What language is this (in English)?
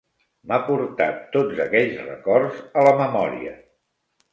Catalan